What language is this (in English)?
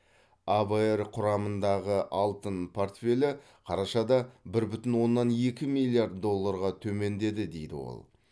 Kazakh